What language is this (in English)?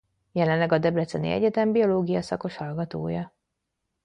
Hungarian